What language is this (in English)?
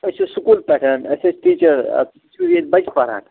Kashmiri